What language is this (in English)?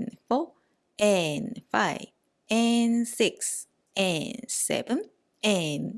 Korean